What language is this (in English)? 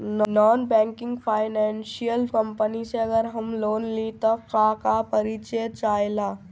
Bhojpuri